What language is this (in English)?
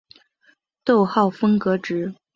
Chinese